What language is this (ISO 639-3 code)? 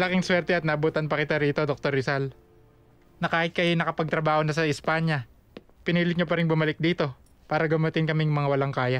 fil